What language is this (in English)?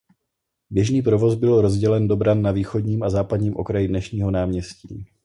Czech